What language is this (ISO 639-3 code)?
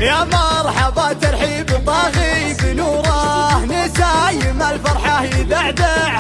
ara